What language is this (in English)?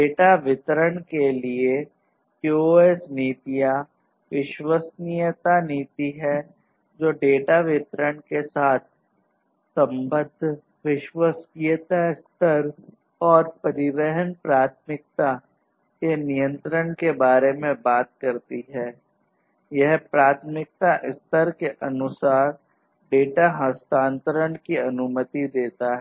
Hindi